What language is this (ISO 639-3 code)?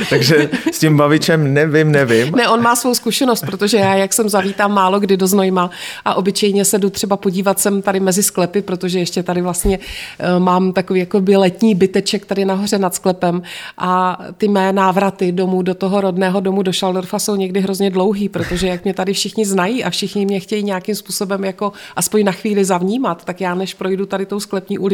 ces